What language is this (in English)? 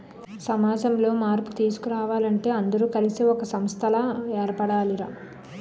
Telugu